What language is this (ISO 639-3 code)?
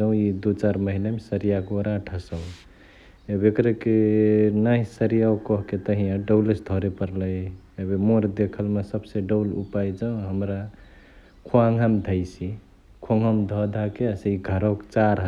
the